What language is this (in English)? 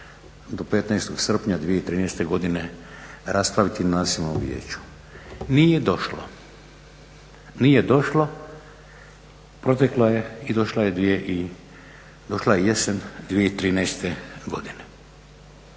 Croatian